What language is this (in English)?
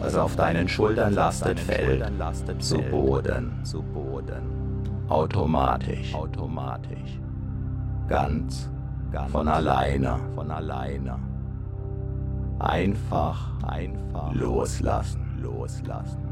German